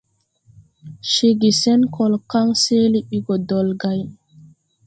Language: Tupuri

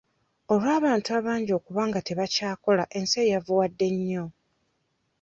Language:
Ganda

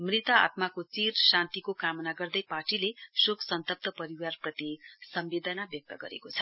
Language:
Nepali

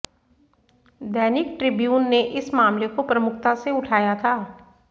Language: Hindi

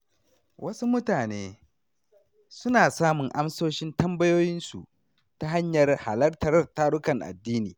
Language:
Hausa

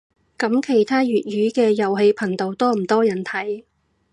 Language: Cantonese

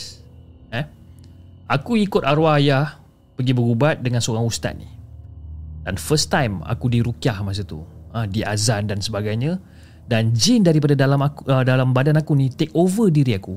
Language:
Malay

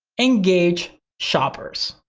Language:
English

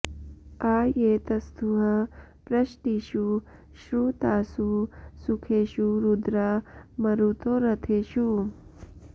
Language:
Sanskrit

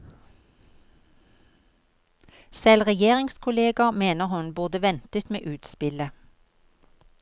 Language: Norwegian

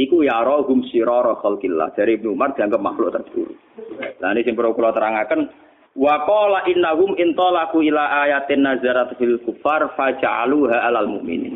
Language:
Indonesian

